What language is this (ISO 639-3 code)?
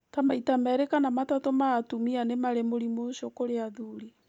kik